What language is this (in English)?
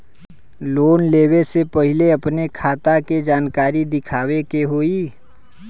Bhojpuri